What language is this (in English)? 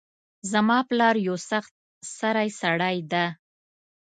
Pashto